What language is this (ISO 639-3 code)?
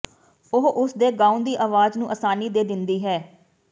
pan